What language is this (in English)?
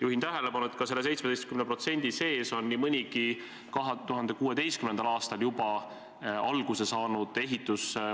Estonian